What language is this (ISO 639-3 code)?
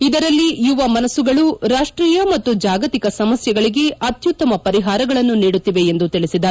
kan